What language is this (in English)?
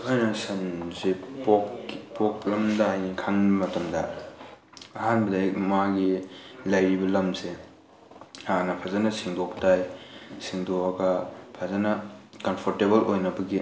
Manipuri